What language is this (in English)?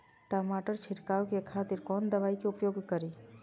Maithili